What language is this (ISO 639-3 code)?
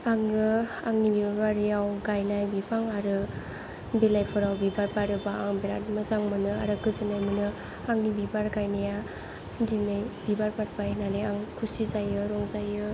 brx